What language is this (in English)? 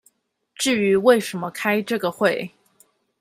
Chinese